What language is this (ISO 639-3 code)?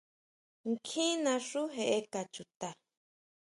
mau